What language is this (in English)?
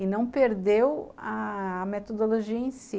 Portuguese